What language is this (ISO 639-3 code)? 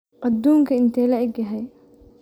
som